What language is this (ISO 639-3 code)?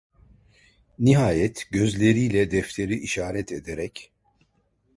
tur